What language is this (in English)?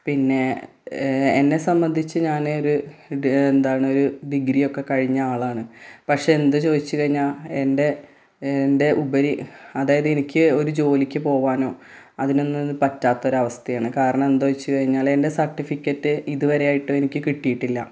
Malayalam